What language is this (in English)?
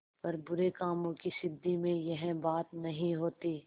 Hindi